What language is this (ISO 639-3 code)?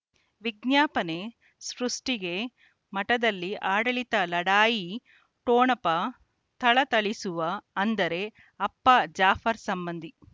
kan